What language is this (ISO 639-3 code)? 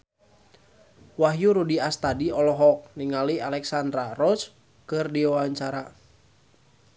sun